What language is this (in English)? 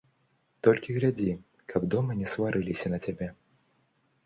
Belarusian